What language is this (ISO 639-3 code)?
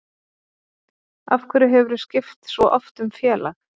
isl